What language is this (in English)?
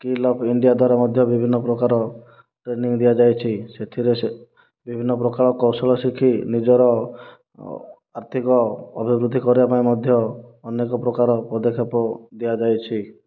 Odia